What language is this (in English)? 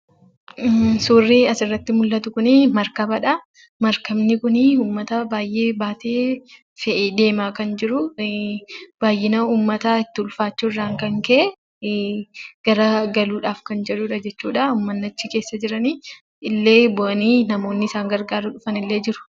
Oromo